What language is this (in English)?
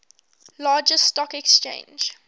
English